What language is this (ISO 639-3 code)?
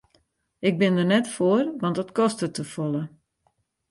fry